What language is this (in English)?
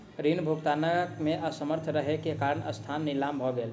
Maithili